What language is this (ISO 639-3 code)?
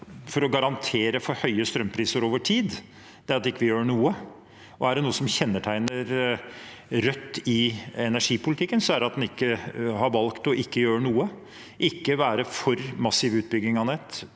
nor